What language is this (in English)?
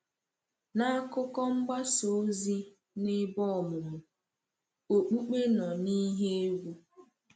Igbo